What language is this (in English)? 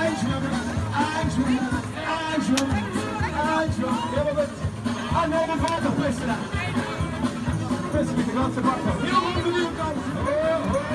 Dutch